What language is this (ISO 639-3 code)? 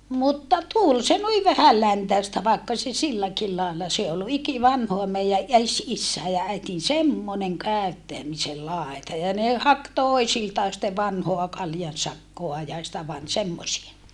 fin